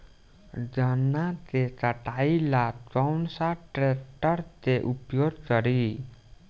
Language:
Bhojpuri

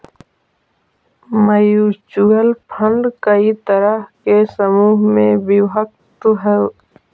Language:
Magahi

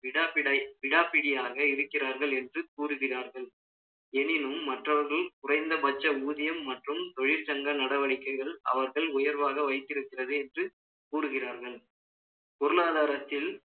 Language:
Tamil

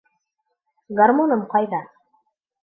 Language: Bashkir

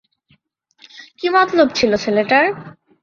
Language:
Bangla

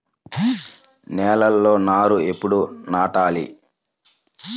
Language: Telugu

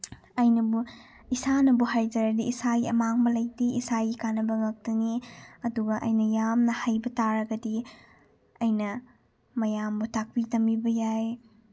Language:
Manipuri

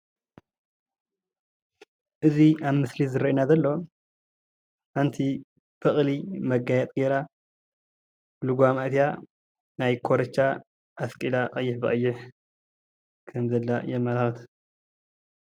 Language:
Tigrinya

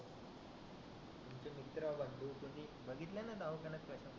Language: Marathi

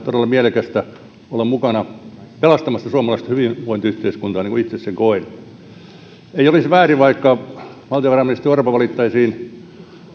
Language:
Finnish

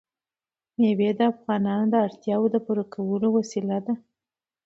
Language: Pashto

